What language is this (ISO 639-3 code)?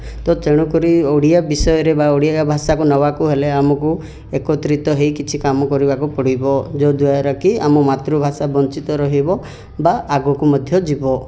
ori